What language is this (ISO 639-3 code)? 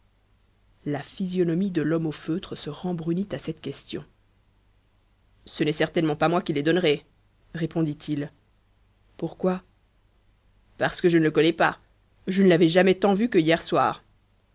fra